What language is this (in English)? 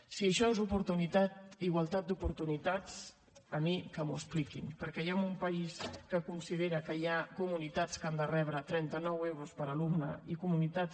Catalan